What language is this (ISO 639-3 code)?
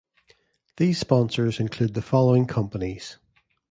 eng